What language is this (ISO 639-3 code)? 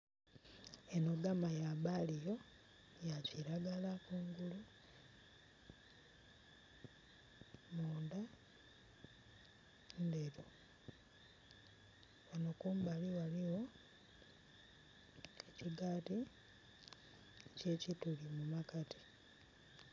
xog